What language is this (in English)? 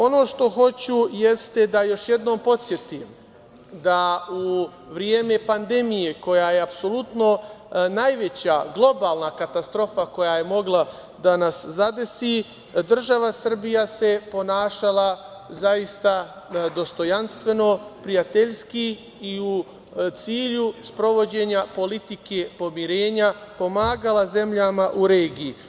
Serbian